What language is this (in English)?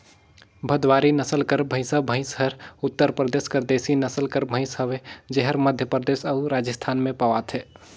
Chhattisgarhi